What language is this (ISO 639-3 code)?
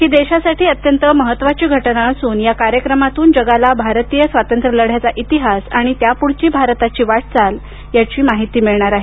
mar